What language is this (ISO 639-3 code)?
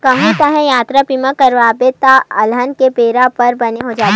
hne